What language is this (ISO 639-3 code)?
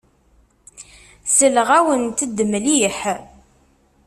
kab